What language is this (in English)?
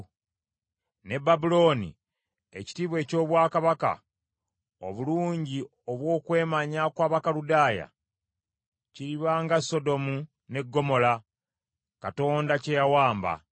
Ganda